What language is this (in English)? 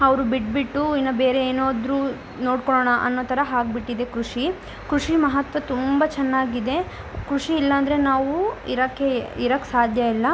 Kannada